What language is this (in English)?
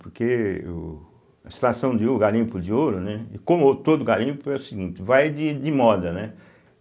Portuguese